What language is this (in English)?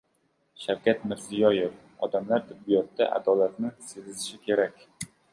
Uzbek